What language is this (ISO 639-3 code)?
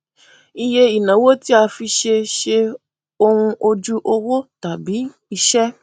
yor